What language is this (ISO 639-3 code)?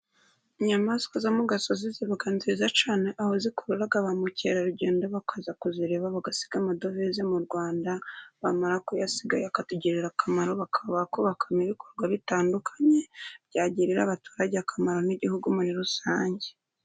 kin